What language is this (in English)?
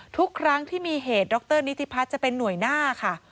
Thai